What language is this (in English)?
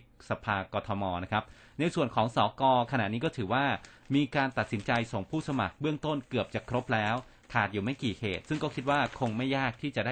Thai